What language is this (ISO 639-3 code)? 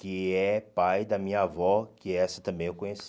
por